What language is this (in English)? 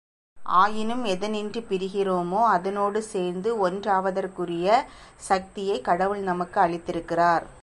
Tamil